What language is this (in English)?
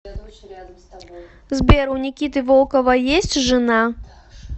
Russian